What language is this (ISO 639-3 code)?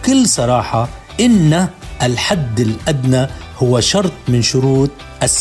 ara